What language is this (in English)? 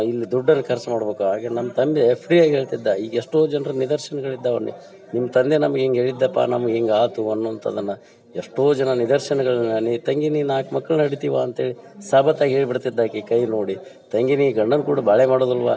Kannada